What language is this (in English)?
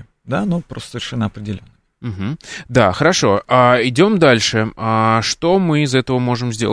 Russian